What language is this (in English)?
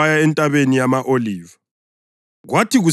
North Ndebele